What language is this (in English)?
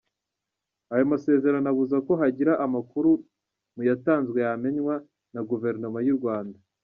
Kinyarwanda